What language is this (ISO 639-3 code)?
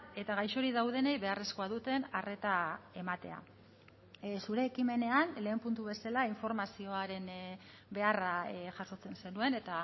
eus